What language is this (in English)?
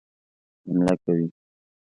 Pashto